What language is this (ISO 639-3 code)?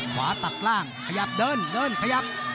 tha